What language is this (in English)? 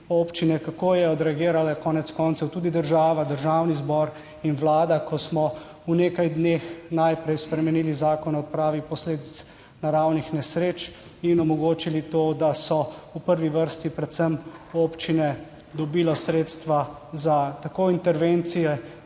Slovenian